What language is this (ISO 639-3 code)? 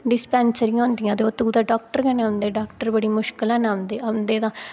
doi